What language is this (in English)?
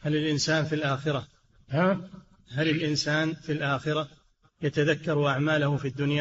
Arabic